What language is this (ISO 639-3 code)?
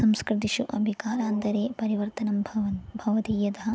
san